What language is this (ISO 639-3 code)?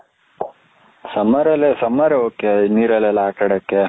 kan